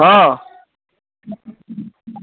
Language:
Maithili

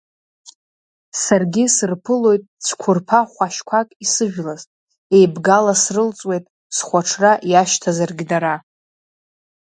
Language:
Abkhazian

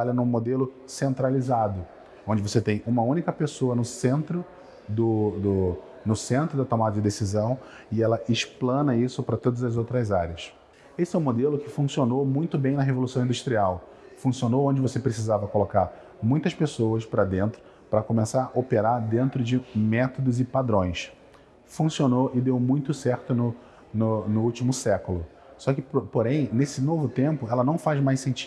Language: Portuguese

